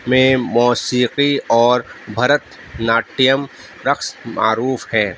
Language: Urdu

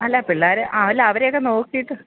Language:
Malayalam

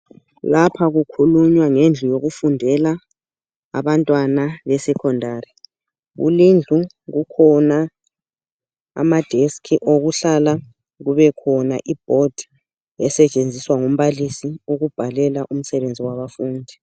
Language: North Ndebele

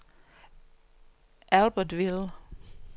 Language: Danish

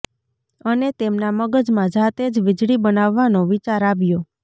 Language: Gujarati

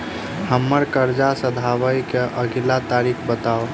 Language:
Maithili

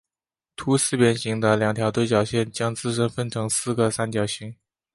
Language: Chinese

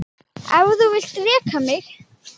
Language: Icelandic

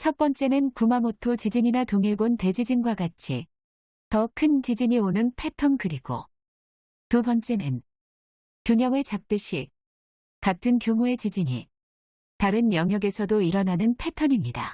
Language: Korean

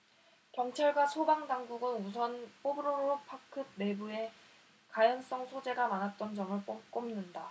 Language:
Korean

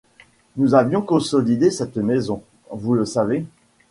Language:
French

